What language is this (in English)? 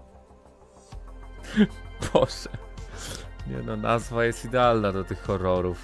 Polish